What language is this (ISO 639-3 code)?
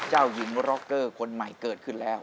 tha